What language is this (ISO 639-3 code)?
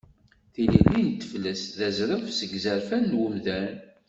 kab